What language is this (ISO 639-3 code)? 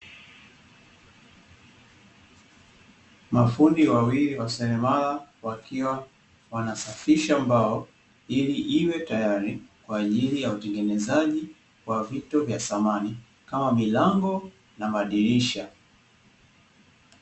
swa